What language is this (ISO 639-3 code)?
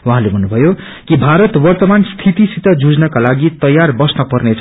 nep